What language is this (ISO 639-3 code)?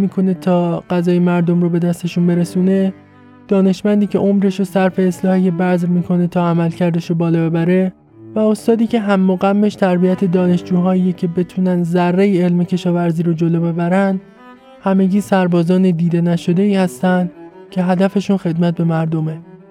fas